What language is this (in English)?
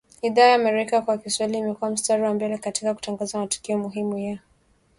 Swahili